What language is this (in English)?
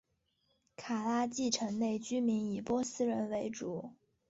Chinese